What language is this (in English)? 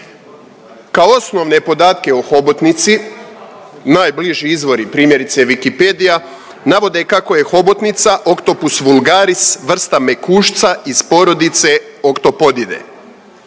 Croatian